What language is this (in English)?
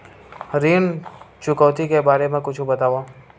Chhattisgarhi